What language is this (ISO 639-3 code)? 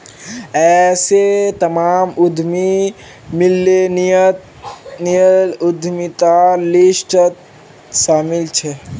mag